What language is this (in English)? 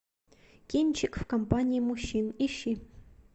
Russian